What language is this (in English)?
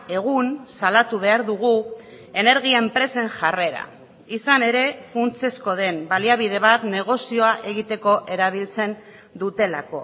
Basque